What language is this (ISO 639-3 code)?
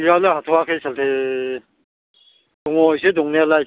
brx